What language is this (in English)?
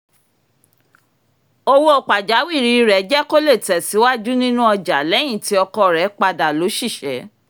Yoruba